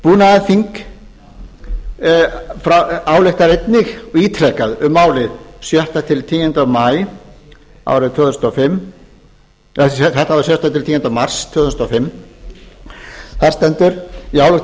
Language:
Icelandic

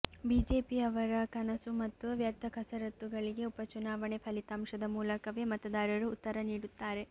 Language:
Kannada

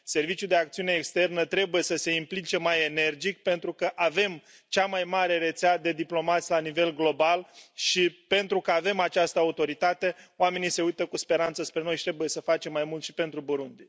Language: Romanian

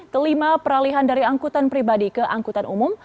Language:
Indonesian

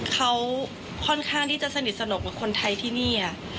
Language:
Thai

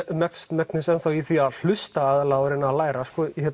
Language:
Icelandic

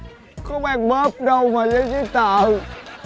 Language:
Vietnamese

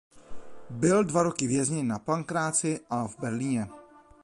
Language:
Czech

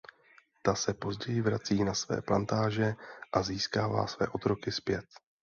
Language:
Czech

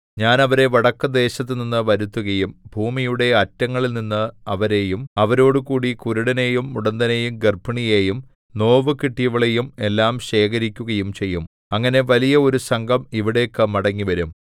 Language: Malayalam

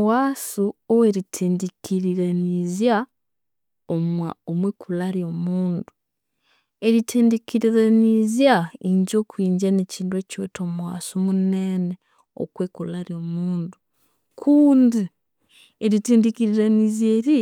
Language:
Konzo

